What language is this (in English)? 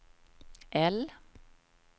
Swedish